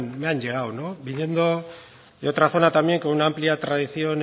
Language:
Spanish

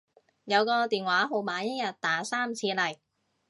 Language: Cantonese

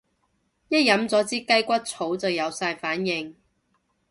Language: Cantonese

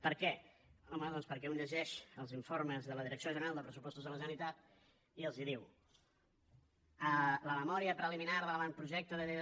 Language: Catalan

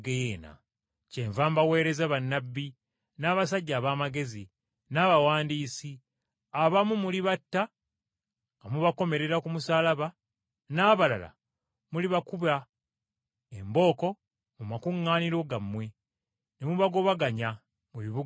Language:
Ganda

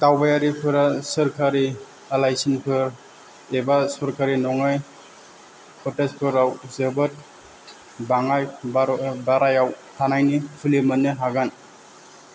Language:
Bodo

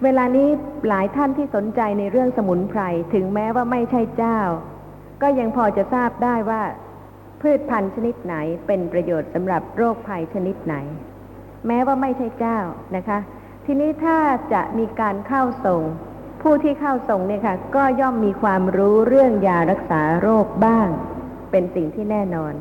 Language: Thai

